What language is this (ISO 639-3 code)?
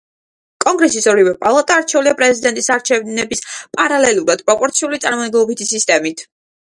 kat